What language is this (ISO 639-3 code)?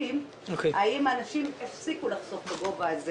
heb